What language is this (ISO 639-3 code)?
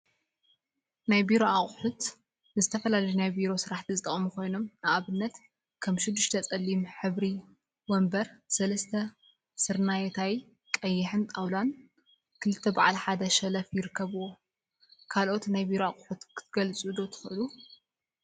tir